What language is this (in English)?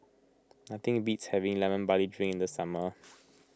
English